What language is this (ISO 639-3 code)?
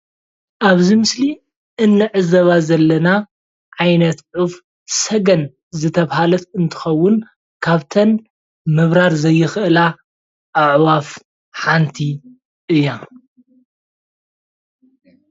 tir